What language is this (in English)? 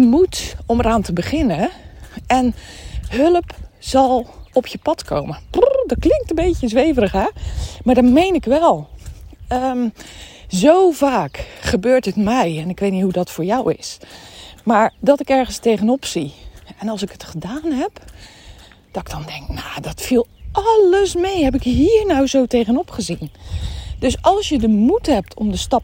Dutch